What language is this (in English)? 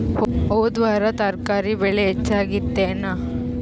Kannada